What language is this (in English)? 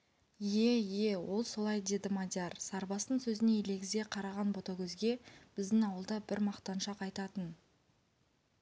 Kazakh